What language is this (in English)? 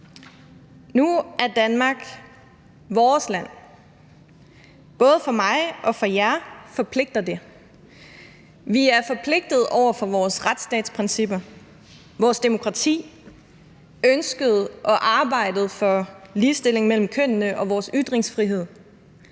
Danish